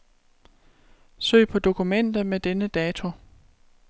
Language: Danish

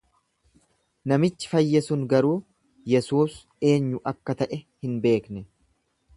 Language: Oromo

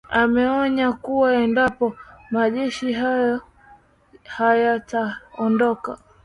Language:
Swahili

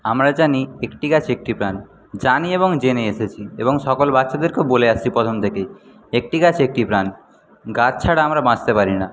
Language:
Bangla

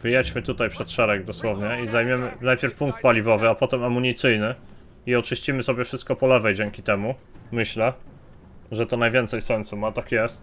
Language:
Polish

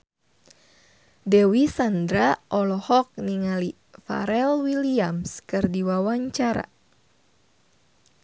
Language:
Sundanese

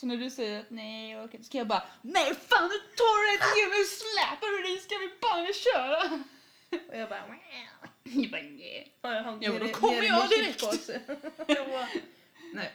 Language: Swedish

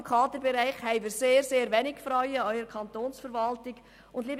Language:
Swiss German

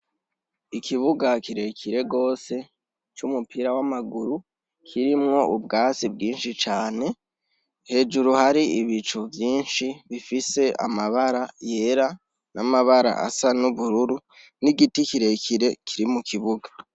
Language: Rundi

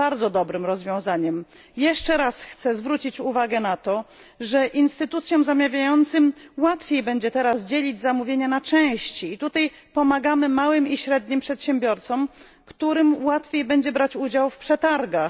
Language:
Polish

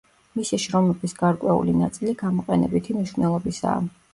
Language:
Georgian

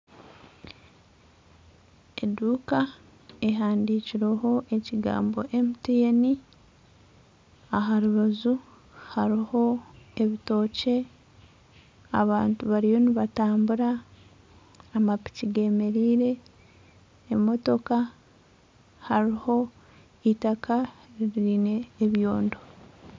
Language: Nyankole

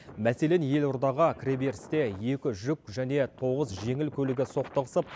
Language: Kazakh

